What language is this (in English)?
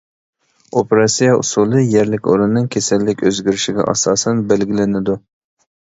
Uyghur